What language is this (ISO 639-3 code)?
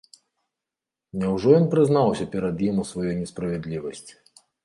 bel